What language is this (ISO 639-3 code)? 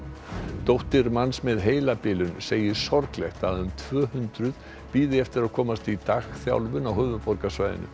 isl